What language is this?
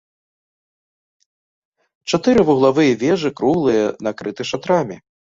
Belarusian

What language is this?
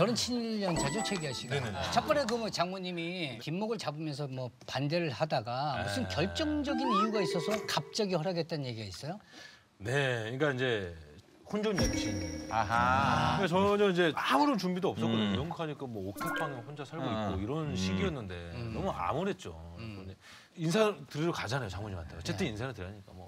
Korean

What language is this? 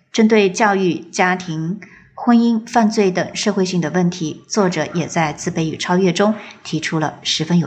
Chinese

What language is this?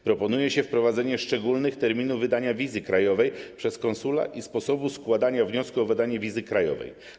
Polish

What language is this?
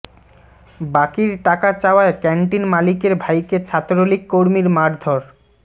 Bangla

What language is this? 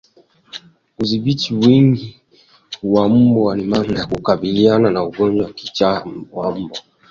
Swahili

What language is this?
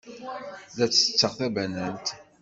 Kabyle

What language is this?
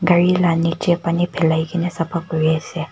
Naga Pidgin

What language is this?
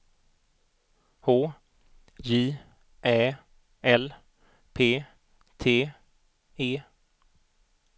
Swedish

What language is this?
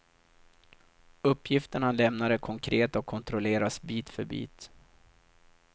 Swedish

